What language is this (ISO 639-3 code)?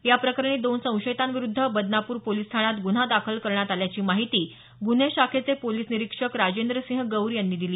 mar